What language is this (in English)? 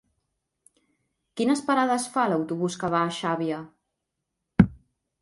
Catalan